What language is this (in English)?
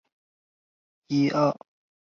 Chinese